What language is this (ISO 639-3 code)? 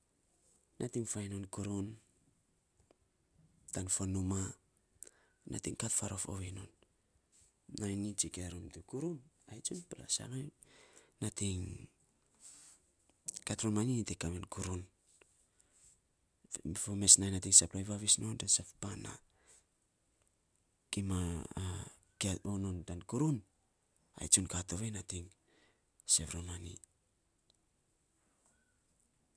sps